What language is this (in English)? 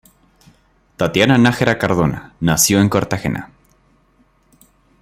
Spanish